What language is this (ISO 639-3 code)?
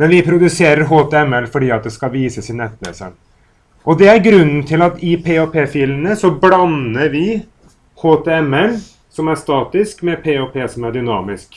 nor